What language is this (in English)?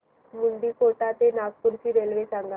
Marathi